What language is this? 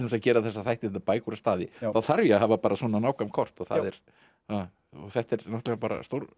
Icelandic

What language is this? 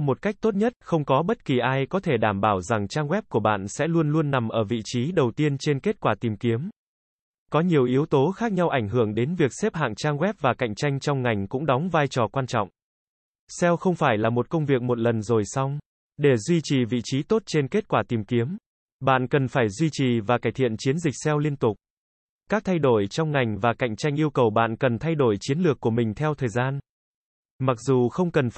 Vietnamese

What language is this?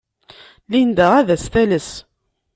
Kabyle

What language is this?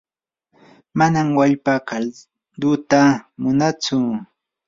Yanahuanca Pasco Quechua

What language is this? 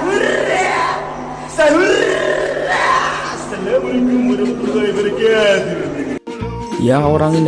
Indonesian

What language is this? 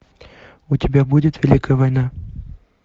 Russian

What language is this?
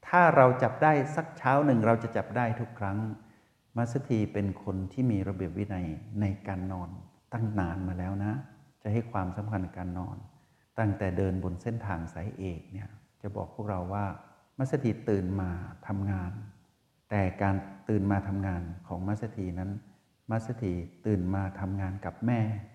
Thai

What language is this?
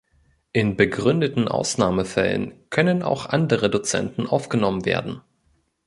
German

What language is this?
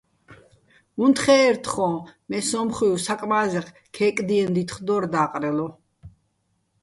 Bats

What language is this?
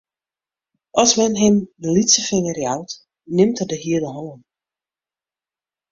Western Frisian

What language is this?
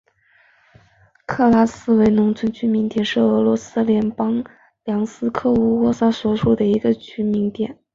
Chinese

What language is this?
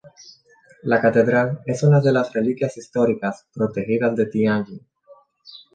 Spanish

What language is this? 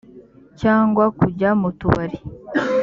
Kinyarwanda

